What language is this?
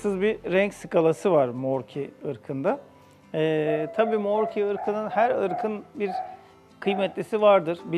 Turkish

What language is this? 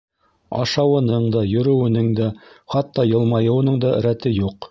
Bashkir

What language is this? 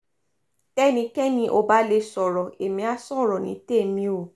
Yoruba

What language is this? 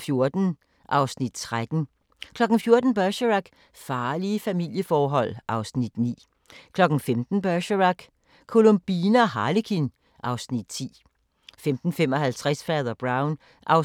Danish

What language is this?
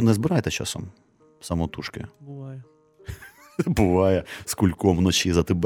Ukrainian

